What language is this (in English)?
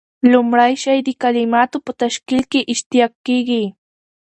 Pashto